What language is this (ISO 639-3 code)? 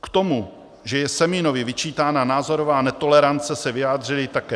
ces